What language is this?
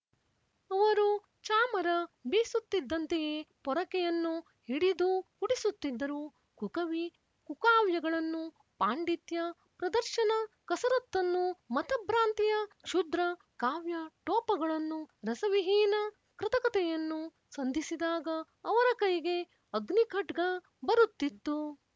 Kannada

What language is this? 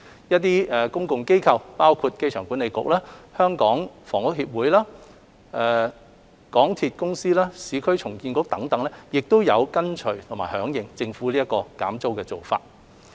Cantonese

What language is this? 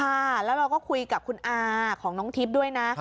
Thai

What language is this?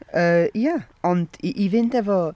Welsh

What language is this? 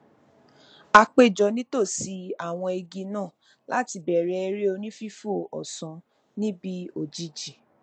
Yoruba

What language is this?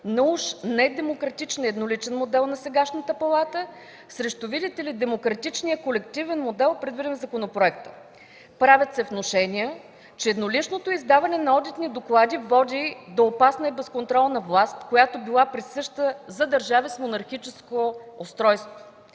Bulgarian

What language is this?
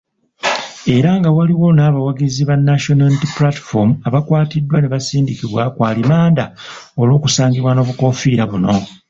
Ganda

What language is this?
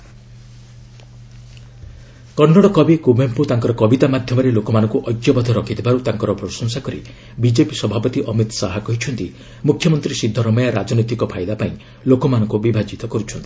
Odia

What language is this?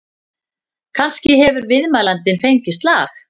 Icelandic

